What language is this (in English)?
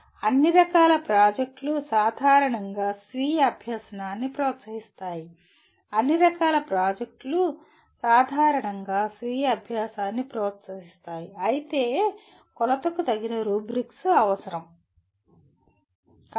Telugu